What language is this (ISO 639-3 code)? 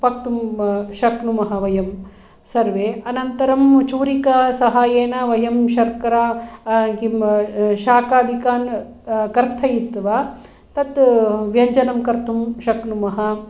san